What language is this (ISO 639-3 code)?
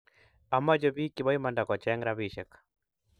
kln